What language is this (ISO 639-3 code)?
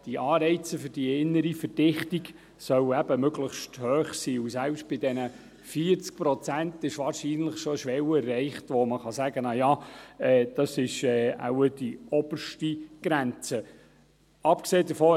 gsw